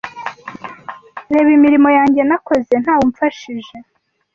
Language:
Kinyarwanda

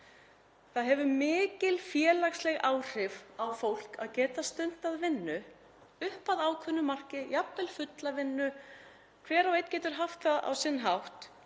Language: Icelandic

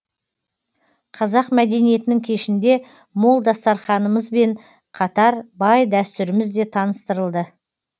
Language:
Kazakh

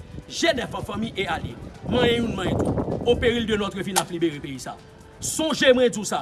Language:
French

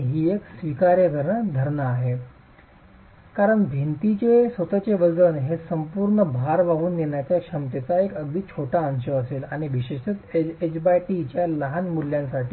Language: Marathi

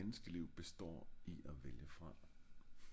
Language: Danish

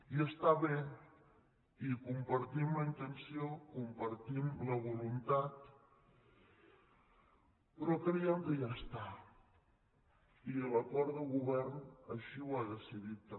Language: Catalan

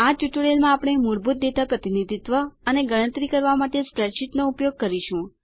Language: Gujarati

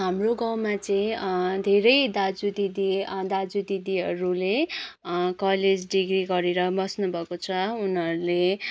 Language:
Nepali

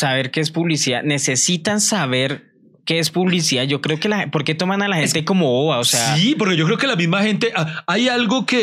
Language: Spanish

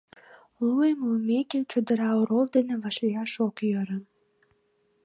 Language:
Mari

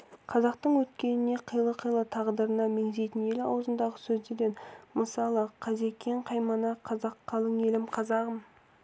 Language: Kazakh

